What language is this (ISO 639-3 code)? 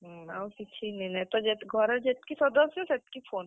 ori